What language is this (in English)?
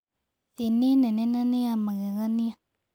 Kikuyu